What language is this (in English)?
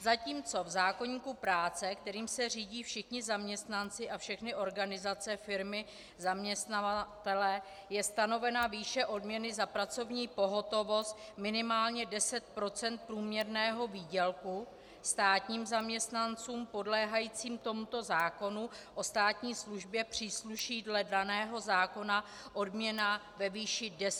Czech